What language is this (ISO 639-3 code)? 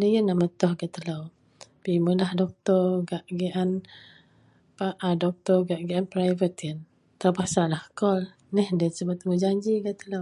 mel